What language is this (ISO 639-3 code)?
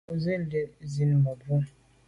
byv